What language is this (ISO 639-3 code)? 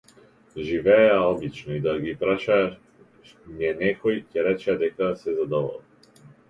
mkd